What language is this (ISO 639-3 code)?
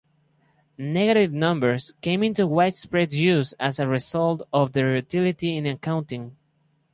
eng